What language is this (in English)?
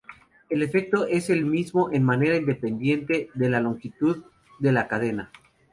Spanish